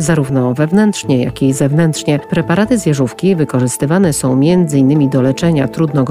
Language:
Polish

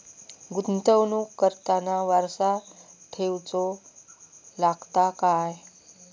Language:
Marathi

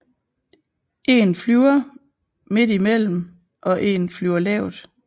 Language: Danish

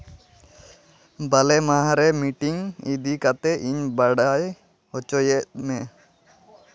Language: Santali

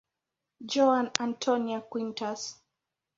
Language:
Swahili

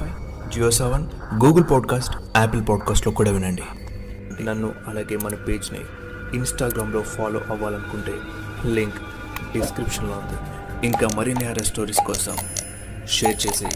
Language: Telugu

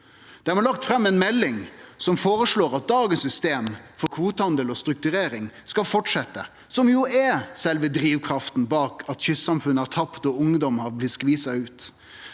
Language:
Norwegian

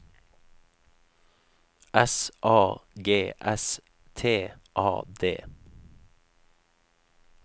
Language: Norwegian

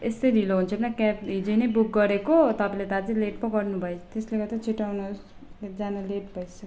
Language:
Nepali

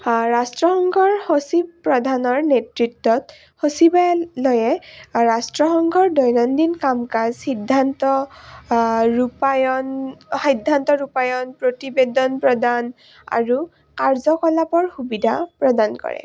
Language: Assamese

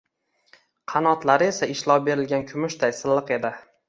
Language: Uzbek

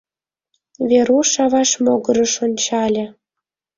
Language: Mari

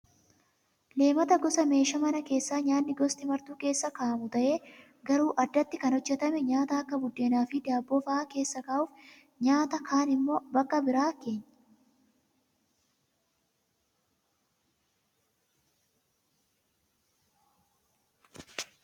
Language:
Oromo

